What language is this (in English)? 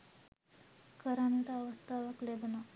Sinhala